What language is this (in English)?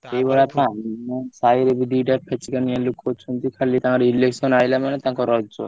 Odia